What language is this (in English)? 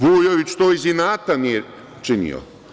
Serbian